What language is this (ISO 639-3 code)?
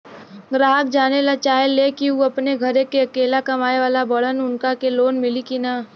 bho